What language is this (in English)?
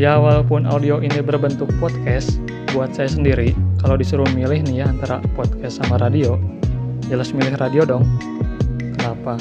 Indonesian